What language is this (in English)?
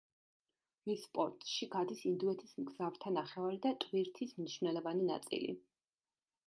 Georgian